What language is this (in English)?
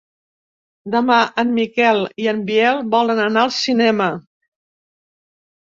Catalan